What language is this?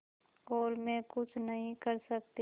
Hindi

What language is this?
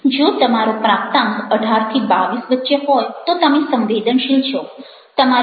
Gujarati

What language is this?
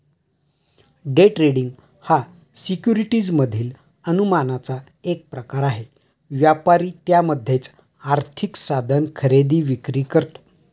Marathi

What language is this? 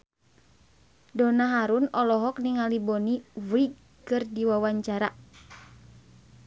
Sundanese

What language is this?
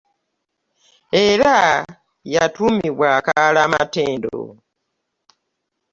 Ganda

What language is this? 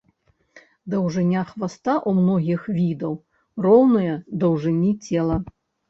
Belarusian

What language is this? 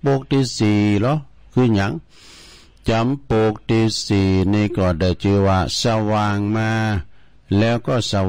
Thai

